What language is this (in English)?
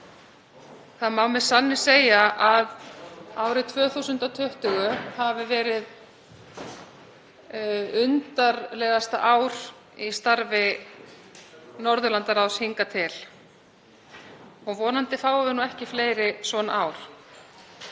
Icelandic